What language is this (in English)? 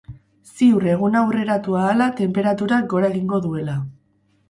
Basque